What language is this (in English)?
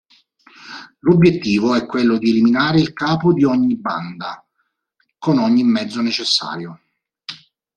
Italian